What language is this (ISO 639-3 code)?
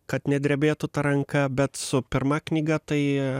lit